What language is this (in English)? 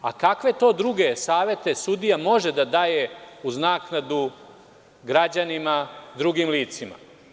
Serbian